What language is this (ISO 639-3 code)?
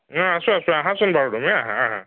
asm